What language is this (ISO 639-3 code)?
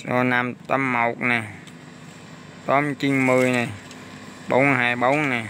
vie